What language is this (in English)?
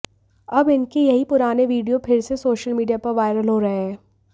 Hindi